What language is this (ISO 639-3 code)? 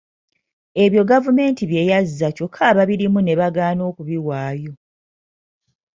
lug